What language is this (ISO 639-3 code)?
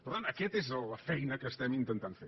cat